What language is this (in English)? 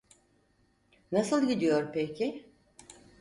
Turkish